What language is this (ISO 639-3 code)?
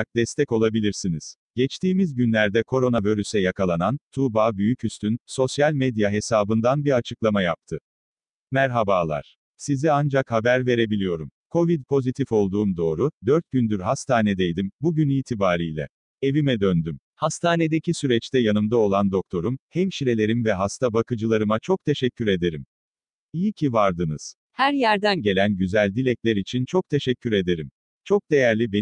tur